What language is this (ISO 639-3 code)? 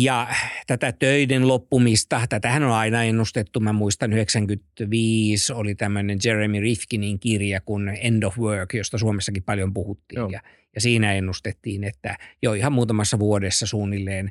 fin